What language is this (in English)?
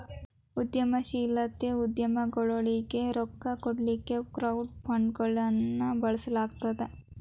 Kannada